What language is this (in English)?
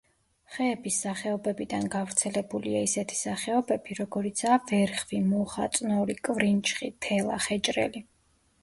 Georgian